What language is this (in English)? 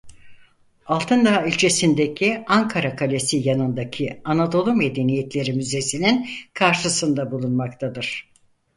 Turkish